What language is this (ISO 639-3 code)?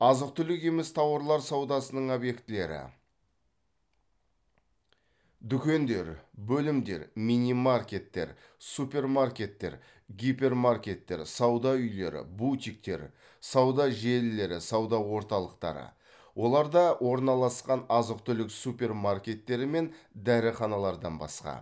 kaz